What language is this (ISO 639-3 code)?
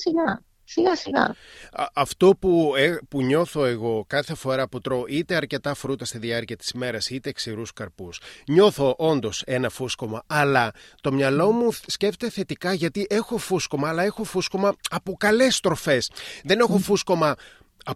ell